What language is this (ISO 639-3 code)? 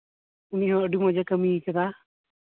sat